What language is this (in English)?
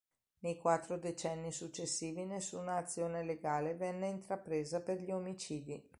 Italian